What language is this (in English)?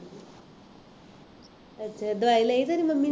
Punjabi